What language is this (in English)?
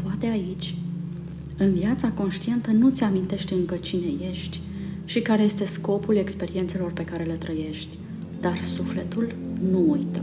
Romanian